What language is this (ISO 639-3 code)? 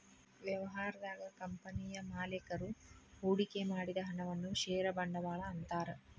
kan